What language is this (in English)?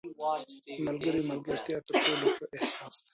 Pashto